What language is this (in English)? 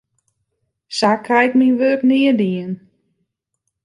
Western Frisian